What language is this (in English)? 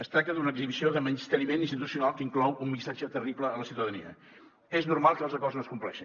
Catalan